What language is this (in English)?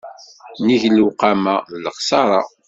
Kabyle